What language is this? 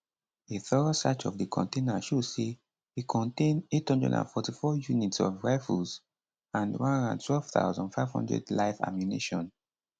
Nigerian Pidgin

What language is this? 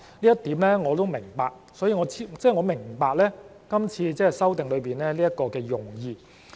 Cantonese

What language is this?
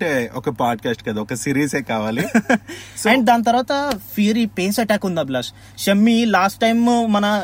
Telugu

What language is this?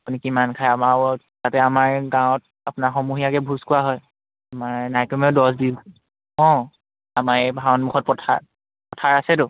Assamese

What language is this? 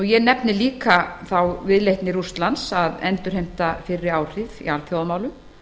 Icelandic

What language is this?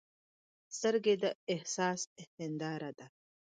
Pashto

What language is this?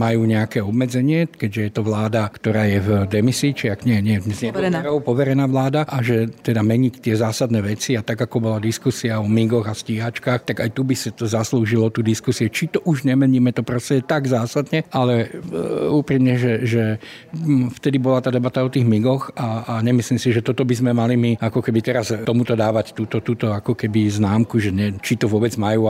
Slovak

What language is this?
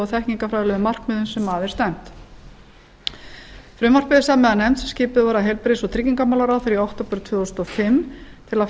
Icelandic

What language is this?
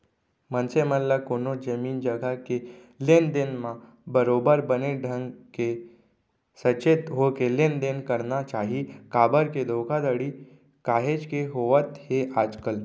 Chhattisgarhi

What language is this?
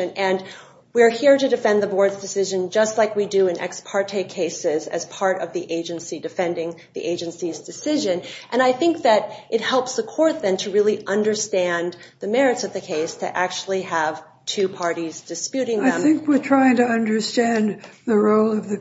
English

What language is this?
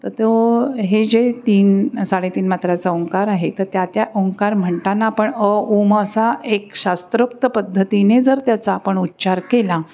Marathi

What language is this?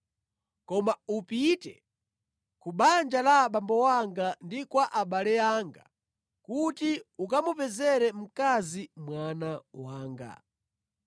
Nyanja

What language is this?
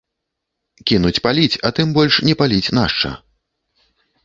Belarusian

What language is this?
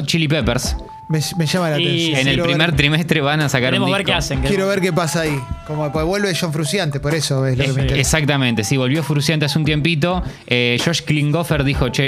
Spanish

